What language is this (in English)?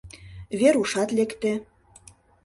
Mari